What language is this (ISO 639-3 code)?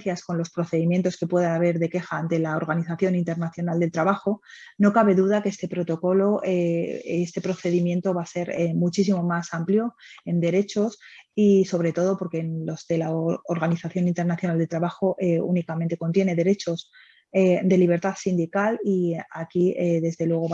spa